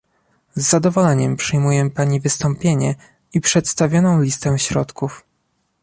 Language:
Polish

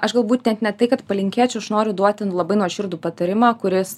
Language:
Lithuanian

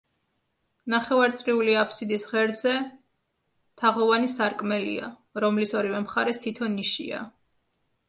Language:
Georgian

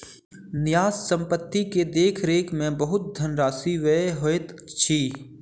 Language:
Maithili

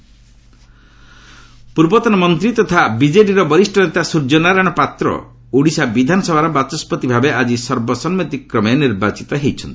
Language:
Odia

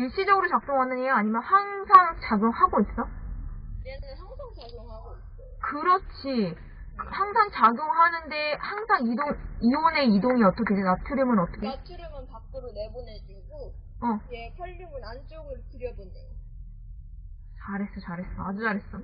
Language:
Korean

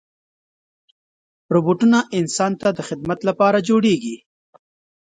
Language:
Pashto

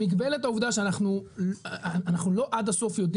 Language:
Hebrew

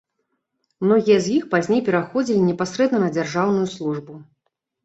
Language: Belarusian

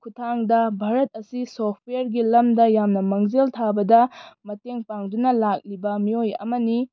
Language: Manipuri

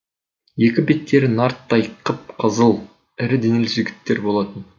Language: Kazakh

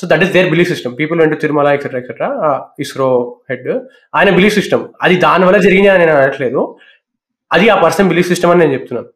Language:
Telugu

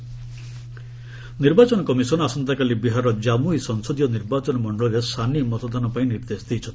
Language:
Odia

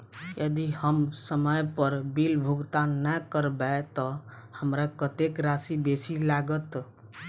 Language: Maithili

